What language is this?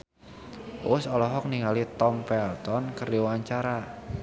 Sundanese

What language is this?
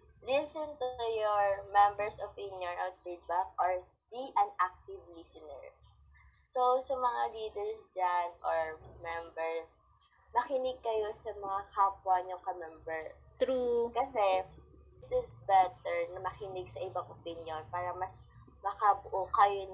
Filipino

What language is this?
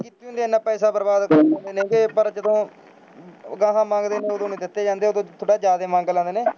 Punjabi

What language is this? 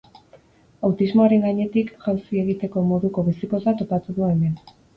Basque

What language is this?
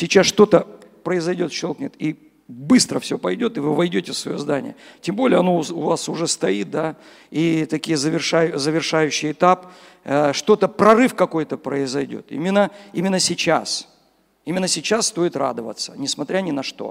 Russian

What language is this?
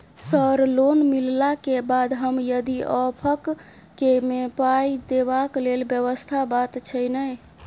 Maithili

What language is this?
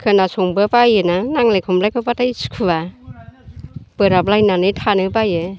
Bodo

